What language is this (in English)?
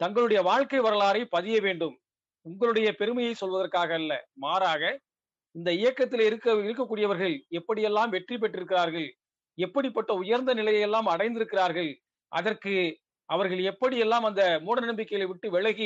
Tamil